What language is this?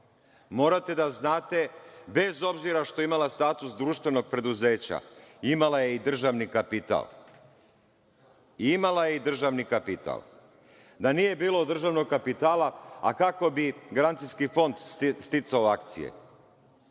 Serbian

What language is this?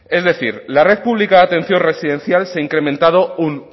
Spanish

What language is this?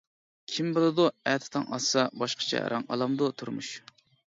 Uyghur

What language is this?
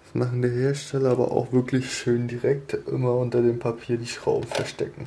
German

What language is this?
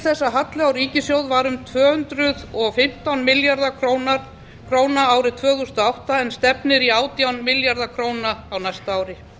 Icelandic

